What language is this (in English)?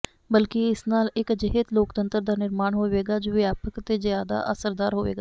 Punjabi